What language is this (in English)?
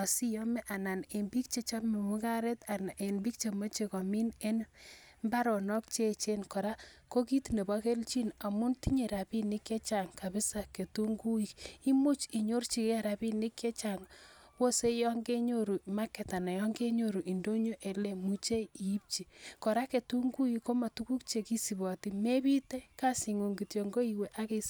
Kalenjin